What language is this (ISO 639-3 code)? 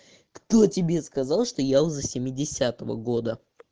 rus